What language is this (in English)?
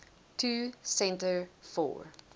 Afrikaans